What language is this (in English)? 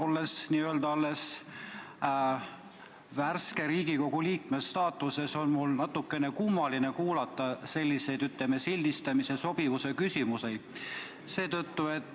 Estonian